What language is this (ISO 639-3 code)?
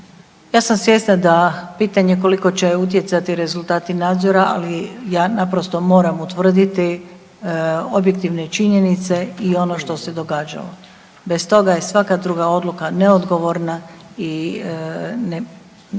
hrv